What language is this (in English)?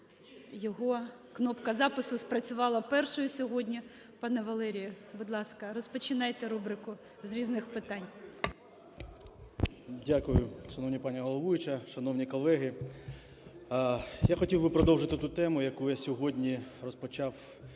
Ukrainian